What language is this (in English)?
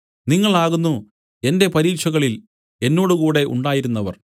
Malayalam